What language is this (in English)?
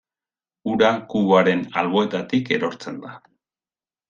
Basque